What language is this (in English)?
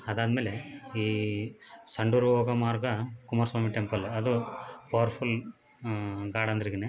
Kannada